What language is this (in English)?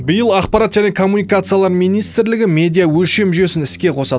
Kazakh